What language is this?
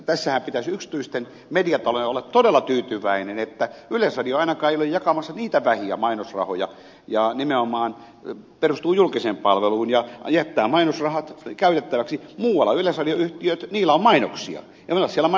Finnish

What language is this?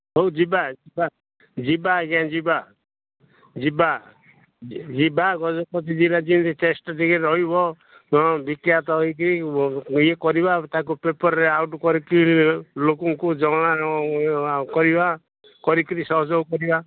Odia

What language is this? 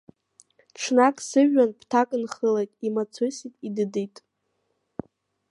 Abkhazian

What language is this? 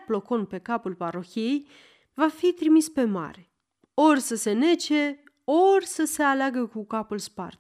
Romanian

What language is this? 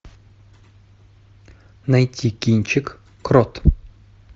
Russian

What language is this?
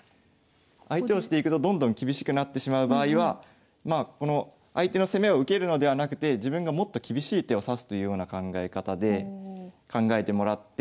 Japanese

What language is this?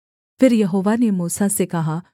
Hindi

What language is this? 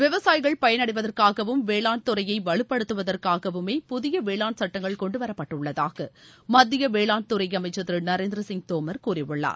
Tamil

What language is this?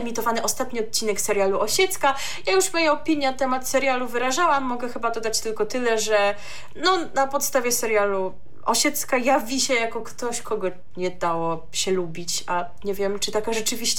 Polish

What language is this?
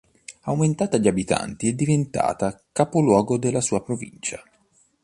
Italian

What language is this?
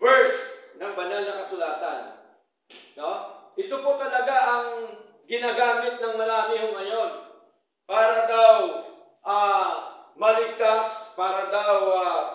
Filipino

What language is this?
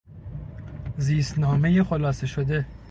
Persian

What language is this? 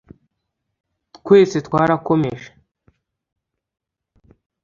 Kinyarwanda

